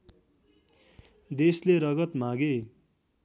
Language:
Nepali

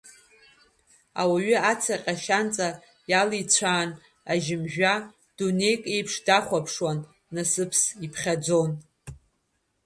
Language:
Abkhazian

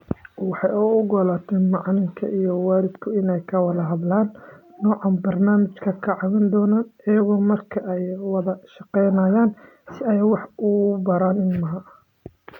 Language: Somali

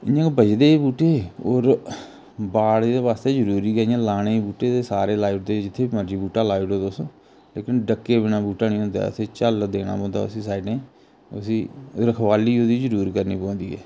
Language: Dogri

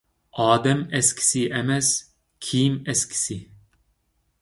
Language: Uyghur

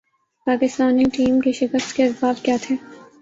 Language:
Urdu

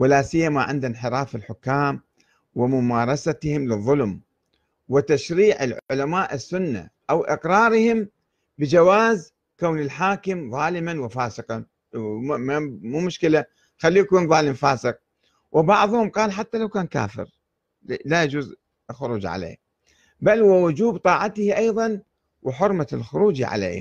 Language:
Arabic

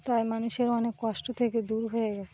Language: Bangla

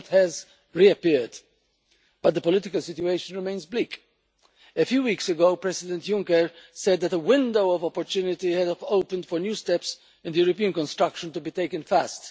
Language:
English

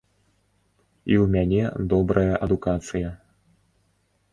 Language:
Belarusian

